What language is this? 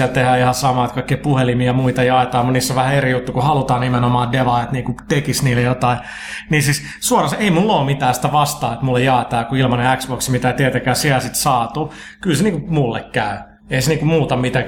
Finnish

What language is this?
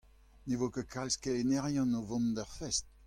Breton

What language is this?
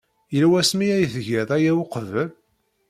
Kabyle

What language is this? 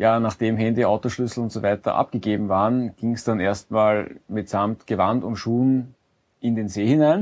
German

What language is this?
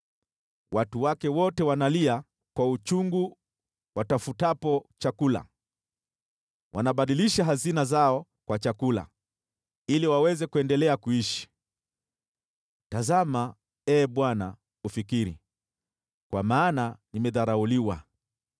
Swahili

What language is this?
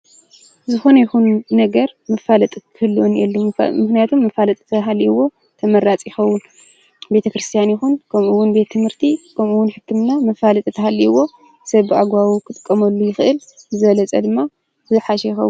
Tigrinya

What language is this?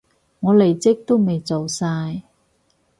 Cantonese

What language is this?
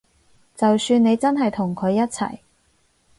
Cantonese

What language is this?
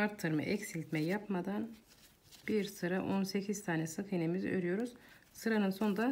Turkish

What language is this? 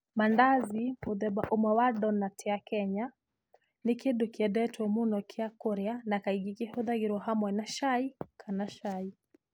Kikuyu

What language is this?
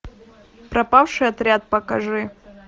Russian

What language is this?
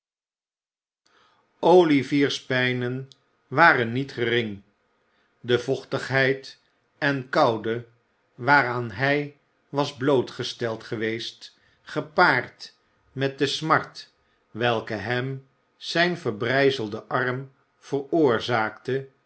Dutch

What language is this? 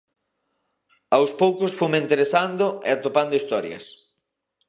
Galician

